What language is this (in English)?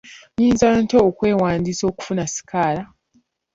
Ganda